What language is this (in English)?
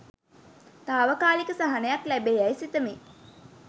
Sinhala